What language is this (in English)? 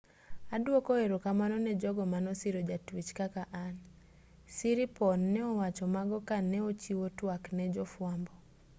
Luo (Kenya and Tanzania)